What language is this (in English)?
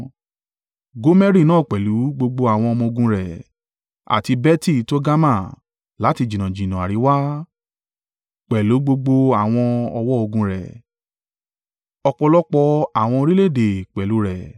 Yoruba